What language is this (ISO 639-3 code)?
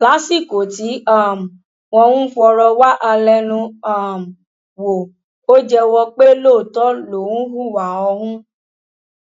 yor